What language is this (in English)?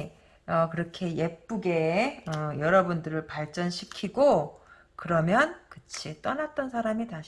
Korean